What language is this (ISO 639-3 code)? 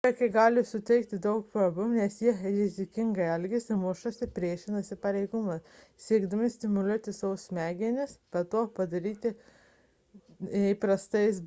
lit